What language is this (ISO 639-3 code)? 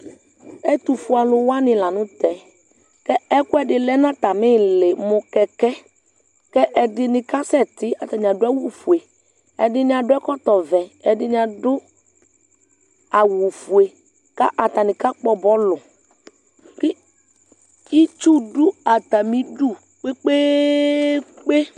kpo